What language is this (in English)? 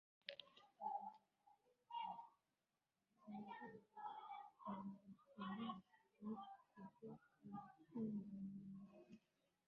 Swahili